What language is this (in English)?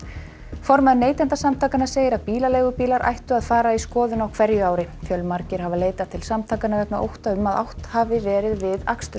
Icelandic